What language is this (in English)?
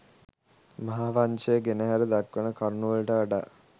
Sinhala